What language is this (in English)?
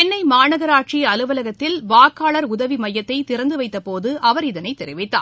Tamil